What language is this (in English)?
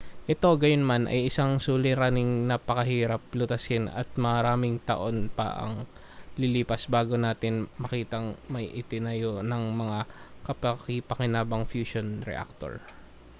Filipino